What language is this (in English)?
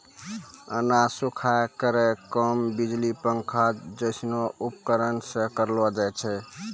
Maithili